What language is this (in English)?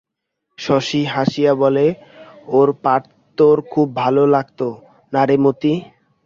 Bangla